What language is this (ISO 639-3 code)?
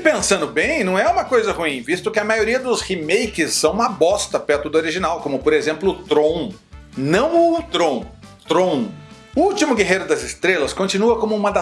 por